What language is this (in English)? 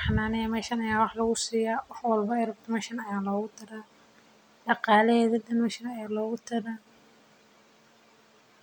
Somali